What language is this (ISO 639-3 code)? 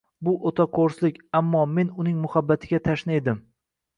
uzb